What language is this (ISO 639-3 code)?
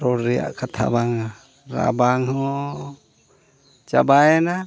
sat